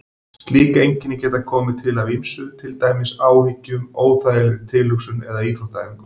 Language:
Icelandic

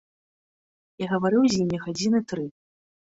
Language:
Belarusian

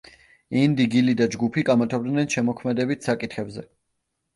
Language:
Georgian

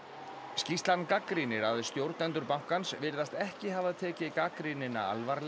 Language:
Icelandic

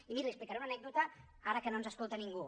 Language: Catalan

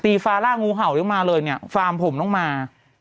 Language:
Thai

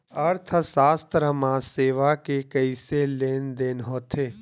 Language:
Chhattisgarhi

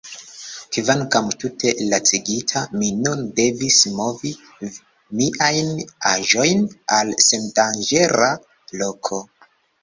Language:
Esperanto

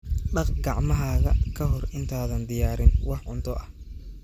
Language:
Somali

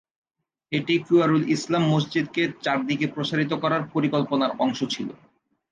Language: Bangla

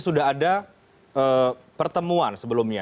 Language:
Indonesian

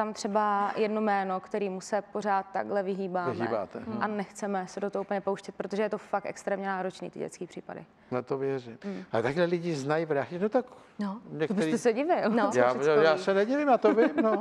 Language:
Czech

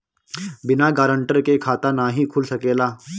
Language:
Bhojpuri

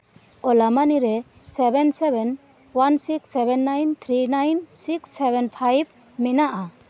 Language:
Santali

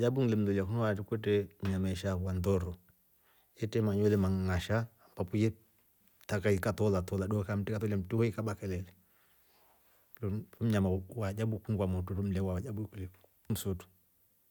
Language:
Rombo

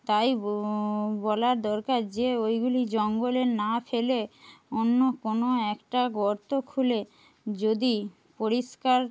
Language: Bangla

